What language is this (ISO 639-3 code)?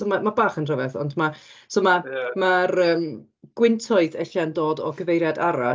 cym